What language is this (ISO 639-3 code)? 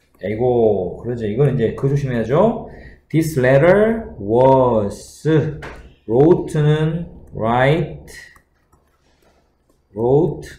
kor